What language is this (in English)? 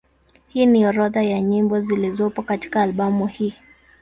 Swahili